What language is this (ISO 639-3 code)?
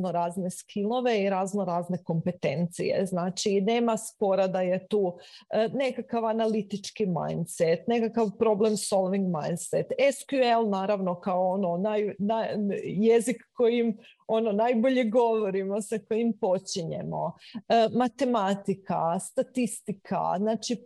hrv